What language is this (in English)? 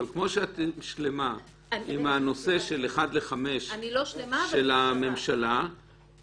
Hebrew